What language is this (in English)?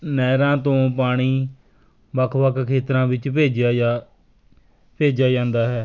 Punjabi